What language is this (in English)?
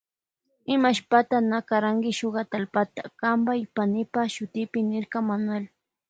Loja Highland Quichua